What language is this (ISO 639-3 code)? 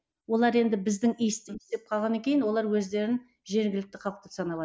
kaz